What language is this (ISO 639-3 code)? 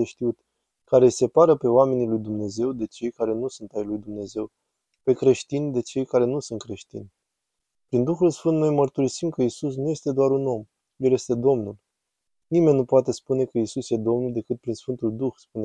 ron